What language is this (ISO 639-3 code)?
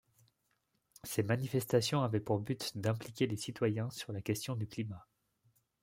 fra